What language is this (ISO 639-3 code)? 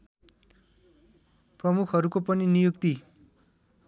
nep